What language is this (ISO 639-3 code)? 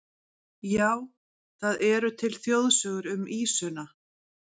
isl